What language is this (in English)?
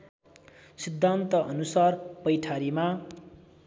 Nepali